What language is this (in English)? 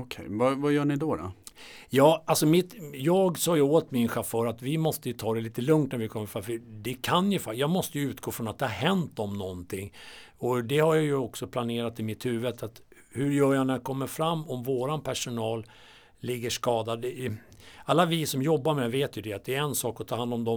Swedish